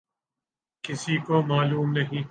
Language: Urdu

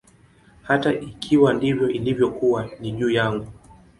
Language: Swahili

